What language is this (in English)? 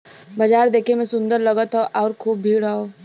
Bhojpuri